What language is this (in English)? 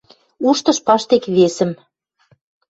Western Mari